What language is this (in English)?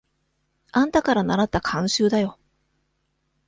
Japanese